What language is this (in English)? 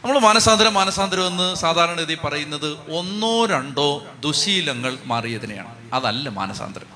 Malayalam